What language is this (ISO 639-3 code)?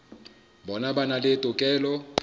sot